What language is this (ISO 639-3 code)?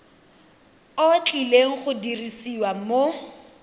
tsn